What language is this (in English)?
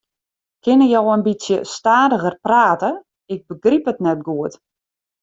Western Frisian